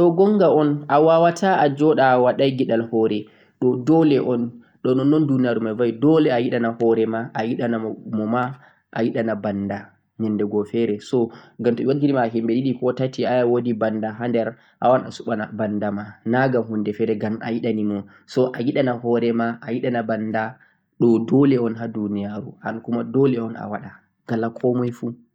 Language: Central-Eastern Niger Fulfulde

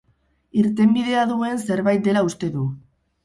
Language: Basque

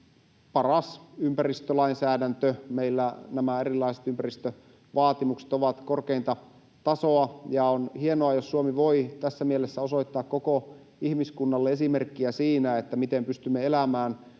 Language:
Finnish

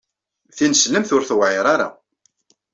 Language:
Kabyle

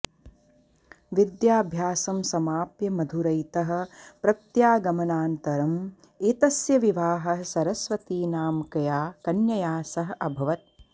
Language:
Sanskrit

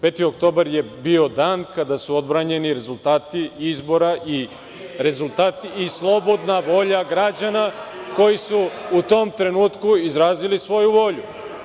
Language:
Serbian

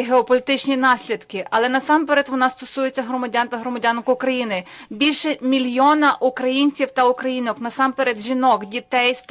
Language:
Ukrainian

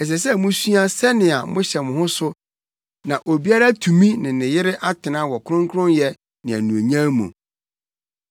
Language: Akan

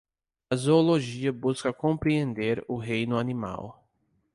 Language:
Portuguese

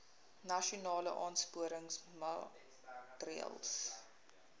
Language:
Afrikaans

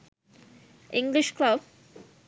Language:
Sinhala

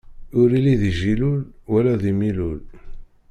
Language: Kabyle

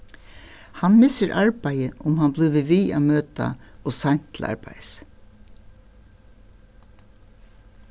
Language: Faroese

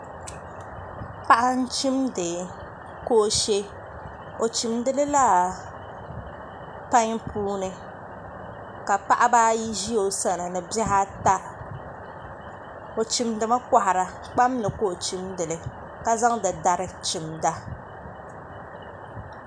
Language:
Dagbani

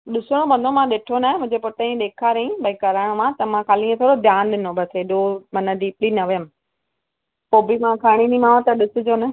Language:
Sindhi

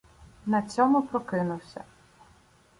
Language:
Ukrainian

